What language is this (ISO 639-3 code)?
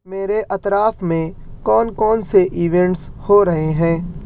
urd